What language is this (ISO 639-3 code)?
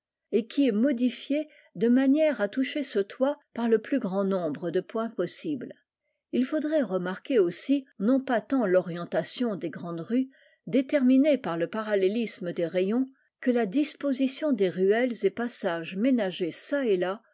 fra